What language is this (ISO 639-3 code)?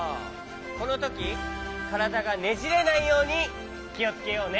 jpn